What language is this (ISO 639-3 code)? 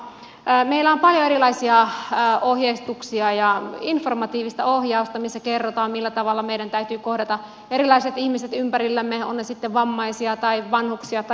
fin